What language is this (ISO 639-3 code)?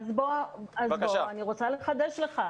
heb